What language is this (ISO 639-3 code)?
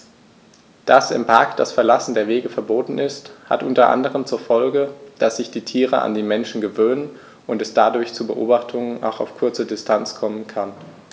deu